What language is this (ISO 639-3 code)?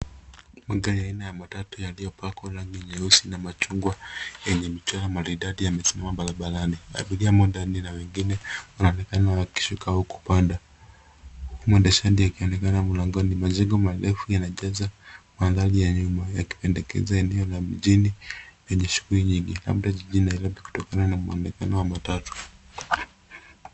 swa